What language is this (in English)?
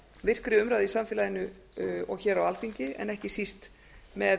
Icelandic